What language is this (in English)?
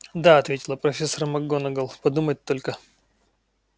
Russian